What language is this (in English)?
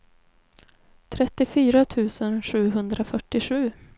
Swedish